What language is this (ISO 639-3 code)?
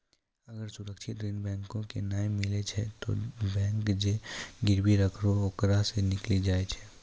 mai